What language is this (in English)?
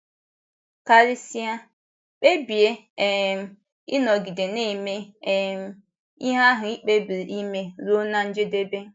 Igbo